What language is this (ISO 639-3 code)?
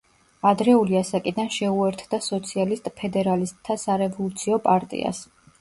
kat